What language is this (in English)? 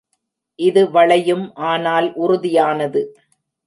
Tamil